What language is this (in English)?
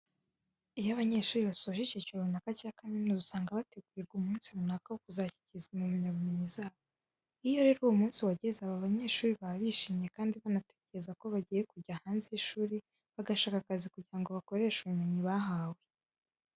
Kinyarwanda